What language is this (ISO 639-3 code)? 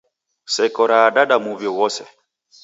dav